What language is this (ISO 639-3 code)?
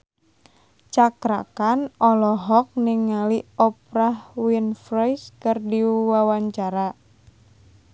sun